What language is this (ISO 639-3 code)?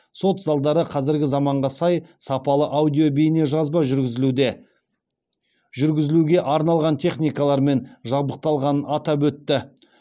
kaz